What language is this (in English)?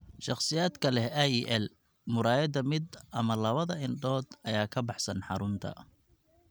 Somali